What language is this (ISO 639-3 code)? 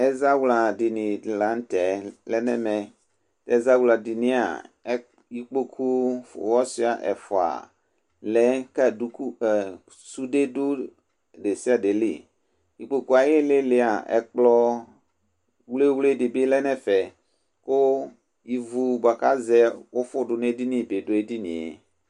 kpo